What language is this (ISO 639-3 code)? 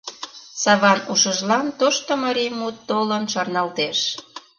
chm